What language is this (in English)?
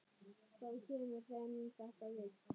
Icelandic